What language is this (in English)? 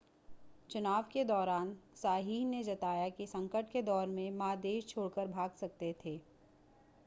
Hindi